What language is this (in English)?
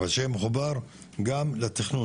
Hebrew